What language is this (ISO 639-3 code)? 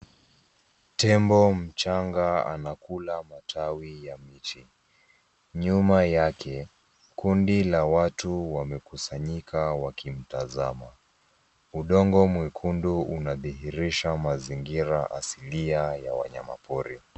swa